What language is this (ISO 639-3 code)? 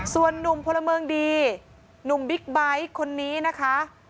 tha